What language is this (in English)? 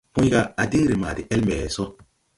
Tupuri